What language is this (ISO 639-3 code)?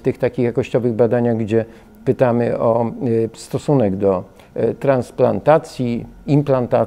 pol